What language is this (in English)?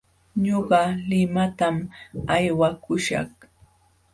Jauja Wanca Quechua